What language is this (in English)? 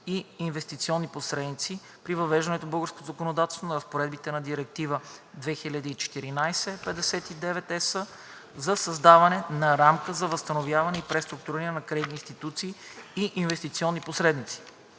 Bulgarian